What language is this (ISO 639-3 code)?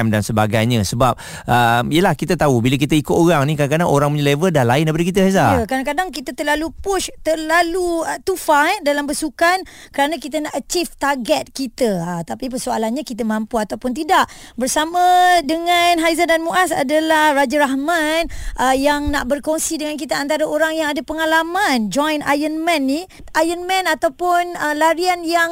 msa